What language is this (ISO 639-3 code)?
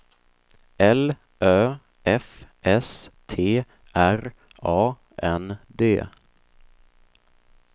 swe